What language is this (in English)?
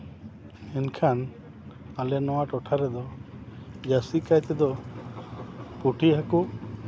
Santali